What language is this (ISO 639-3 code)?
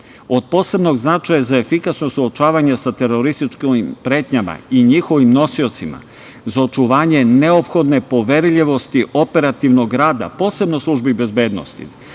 srp